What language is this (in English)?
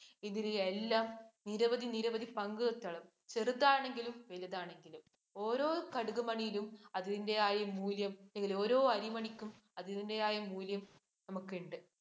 Malayalam